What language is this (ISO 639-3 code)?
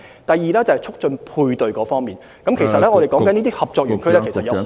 yue